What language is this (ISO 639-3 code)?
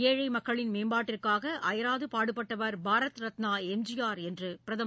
tam